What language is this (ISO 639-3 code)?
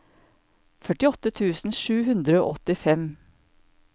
nor